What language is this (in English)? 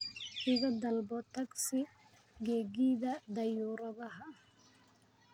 Somali